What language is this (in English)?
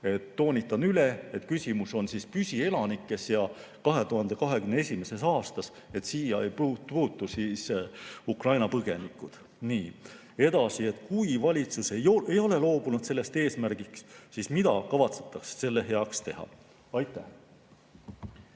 Estonian